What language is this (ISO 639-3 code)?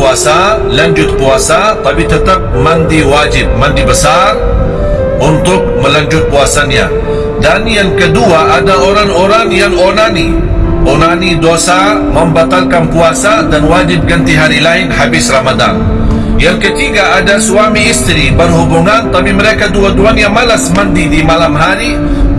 msa